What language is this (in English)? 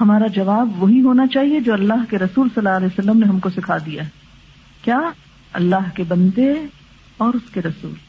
Urdu